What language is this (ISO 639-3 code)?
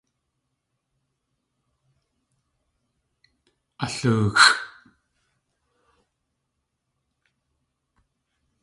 tli